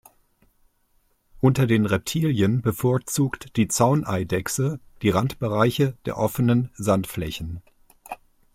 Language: German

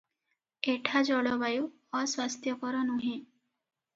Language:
Odia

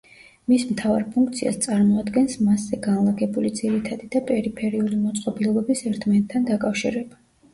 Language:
Georgian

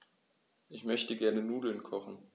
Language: German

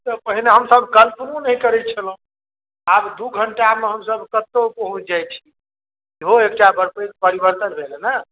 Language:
Maithili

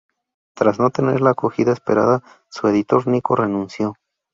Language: Spanish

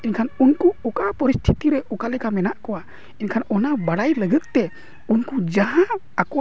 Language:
Santali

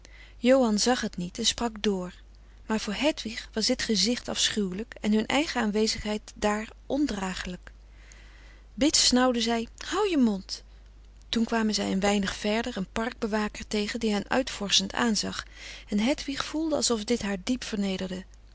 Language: Dutch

